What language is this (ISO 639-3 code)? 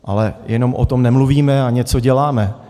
ces